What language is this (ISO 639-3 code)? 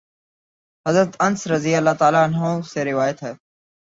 urd